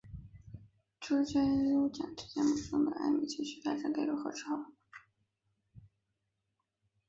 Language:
Chinese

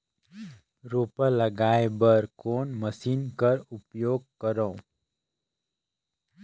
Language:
Chhattisgarhi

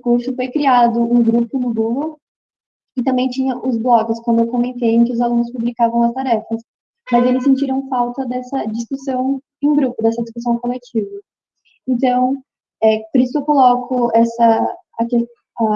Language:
Portuguese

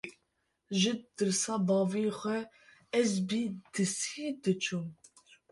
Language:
Kurdish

